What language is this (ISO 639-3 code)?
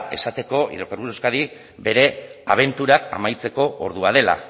eus